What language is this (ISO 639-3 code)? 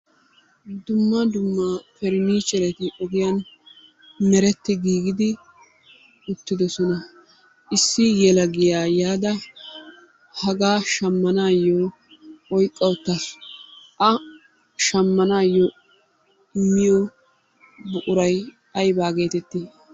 wal